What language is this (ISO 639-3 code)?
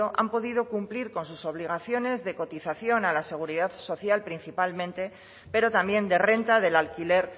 spa